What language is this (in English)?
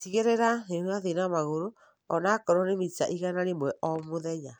Kikuyu